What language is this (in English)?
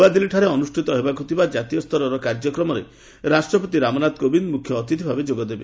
Odia